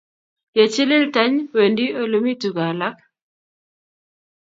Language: Kalenjin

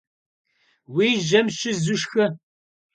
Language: Kabardian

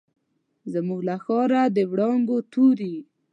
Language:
Pashto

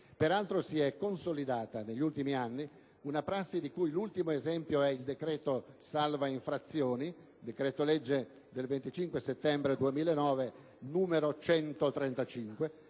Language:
Italian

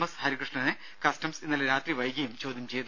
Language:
Malayalam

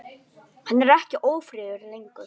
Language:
Icelandic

